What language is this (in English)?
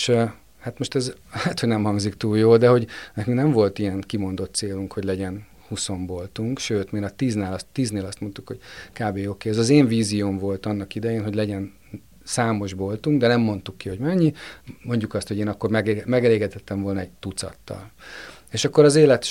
Hungarian